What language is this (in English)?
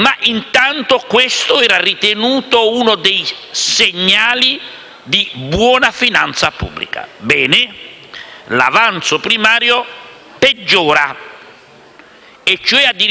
Italian